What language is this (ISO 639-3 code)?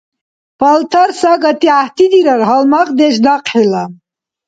dar